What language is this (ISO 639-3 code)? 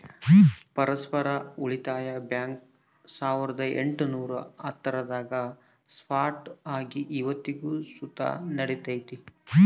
kan